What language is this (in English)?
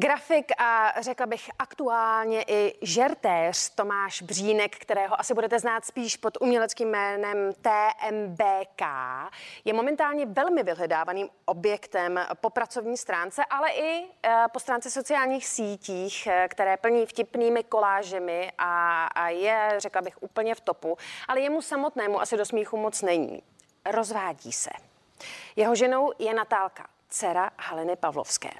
Czech